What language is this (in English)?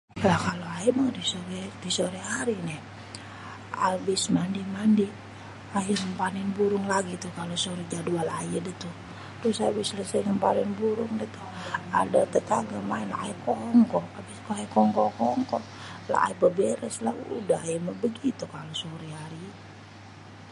Betawi